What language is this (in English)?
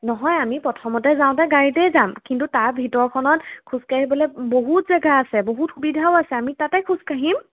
Assamese